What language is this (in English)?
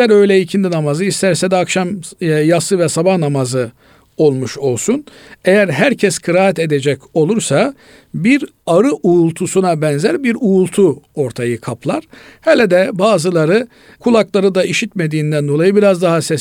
Turkish